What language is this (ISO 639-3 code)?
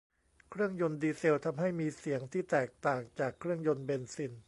tha